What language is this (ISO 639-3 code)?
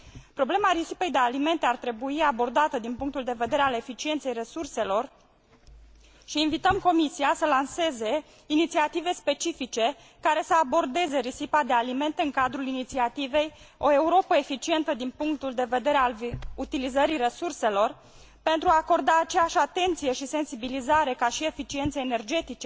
ron